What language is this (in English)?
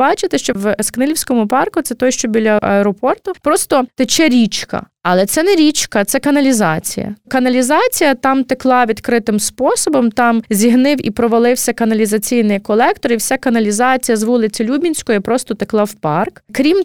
Ukrainian